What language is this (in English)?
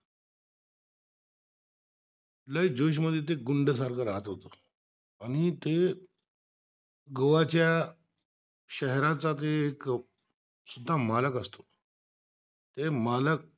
Marathi